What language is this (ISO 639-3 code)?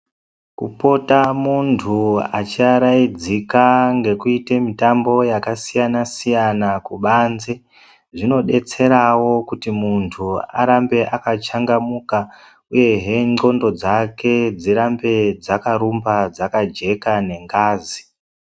ndc